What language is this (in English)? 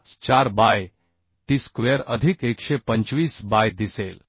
Marathi